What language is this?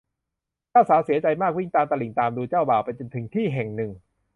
Thai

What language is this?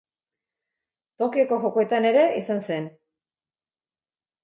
Basque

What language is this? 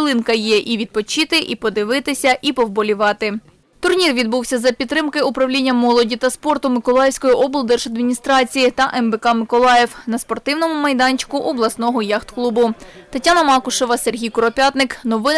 Ukrainian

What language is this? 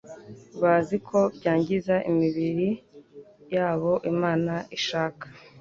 Kinyarwanda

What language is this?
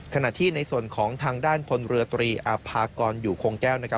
Thai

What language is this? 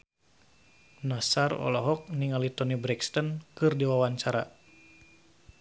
Sundanese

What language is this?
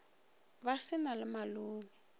Northern Sotho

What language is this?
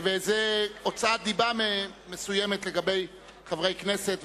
Hebrew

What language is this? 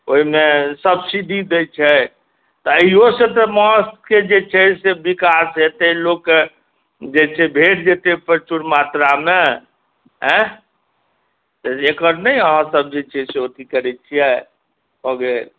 Maithili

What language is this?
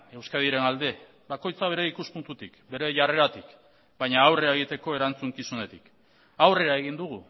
Basque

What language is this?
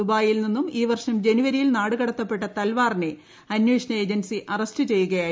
Malayalam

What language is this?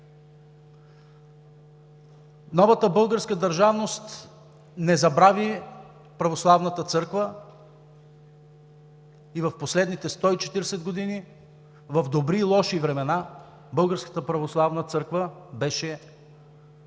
Bulgarian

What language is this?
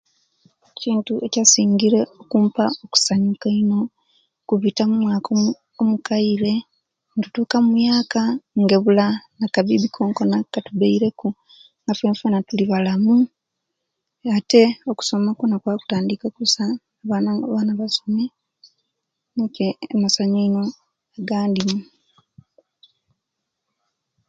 Kenyi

